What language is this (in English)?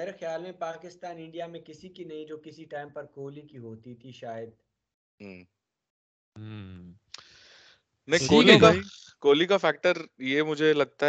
Urdu